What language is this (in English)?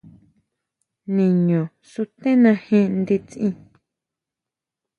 Huautla Mazatec